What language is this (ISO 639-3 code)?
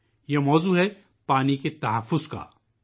urd